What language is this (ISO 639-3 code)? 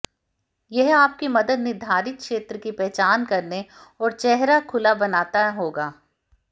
hin